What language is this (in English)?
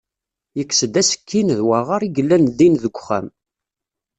Kabyle